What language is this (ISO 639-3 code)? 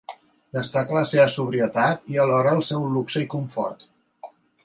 cat